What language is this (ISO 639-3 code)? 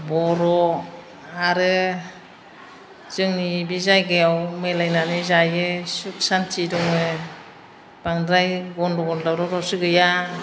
brx